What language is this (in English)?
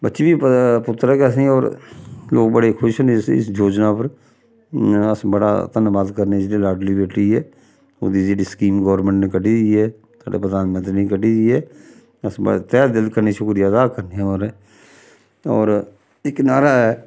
Dogri